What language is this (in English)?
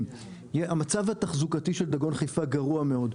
Hebrew